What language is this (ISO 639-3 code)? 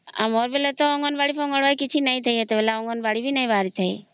ori